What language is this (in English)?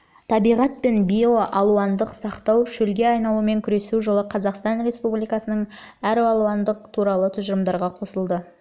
Kazakh